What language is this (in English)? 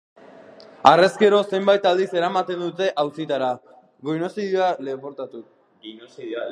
Basque